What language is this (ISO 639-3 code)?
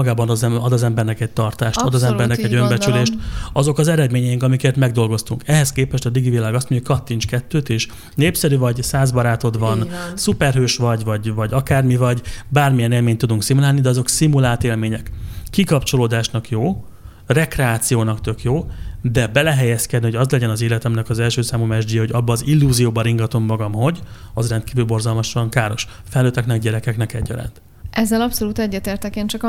hun